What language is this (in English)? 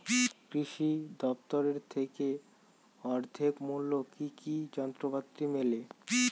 Bangla